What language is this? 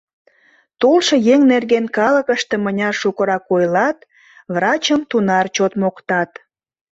Mari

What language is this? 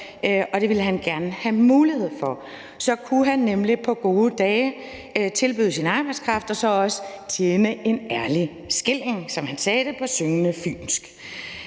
Danish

